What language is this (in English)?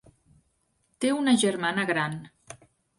Catalan